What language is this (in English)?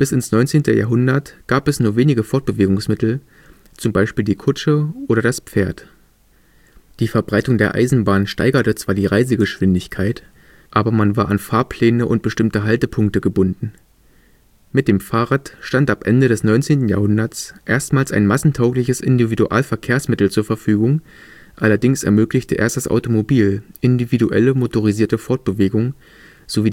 German